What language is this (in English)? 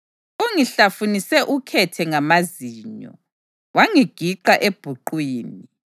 North Ndebele